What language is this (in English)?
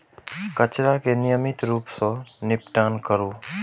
Maithili